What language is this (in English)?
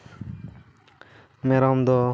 Santali